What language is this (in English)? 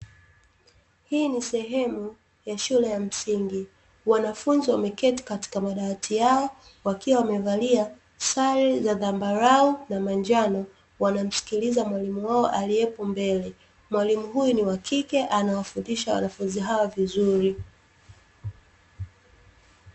Swahili